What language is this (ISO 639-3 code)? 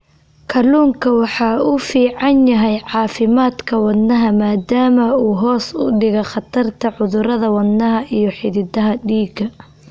som